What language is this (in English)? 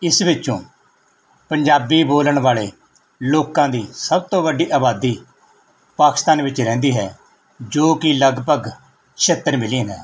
Punjabi